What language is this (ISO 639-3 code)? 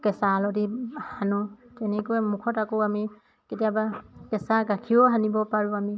asm